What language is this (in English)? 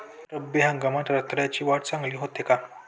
Marathi